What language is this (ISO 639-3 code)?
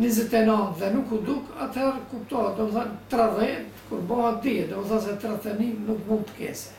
ron